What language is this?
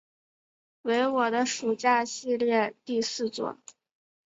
Chinese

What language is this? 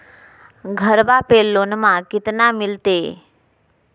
Magahi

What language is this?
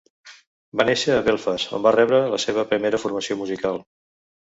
Catalan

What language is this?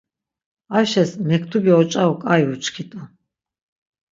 Laz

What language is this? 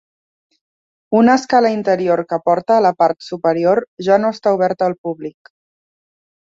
Catalan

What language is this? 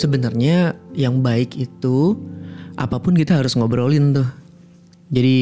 Indonesian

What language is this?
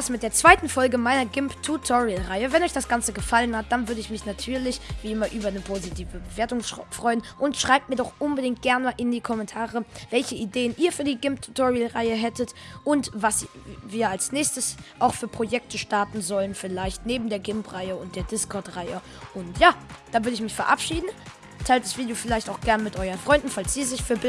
German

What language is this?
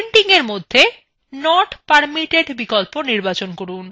Bangla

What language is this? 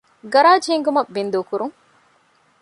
Divehi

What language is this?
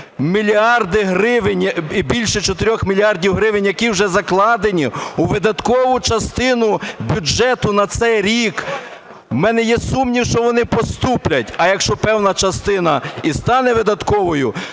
Ukrainian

